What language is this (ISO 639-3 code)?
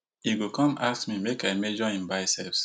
pcm